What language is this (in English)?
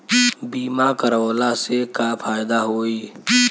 Bhojpuri